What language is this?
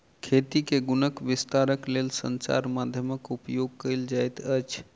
Maithili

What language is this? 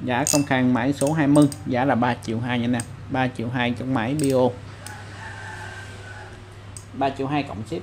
Vietnamese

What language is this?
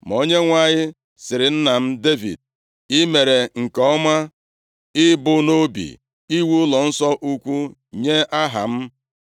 Igbo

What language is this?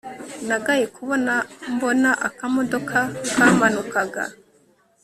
Kinyarwanda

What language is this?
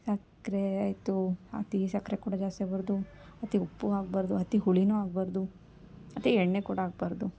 Kannada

